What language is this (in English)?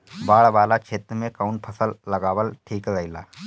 Bhojpuri